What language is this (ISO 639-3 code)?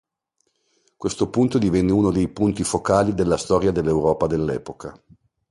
ita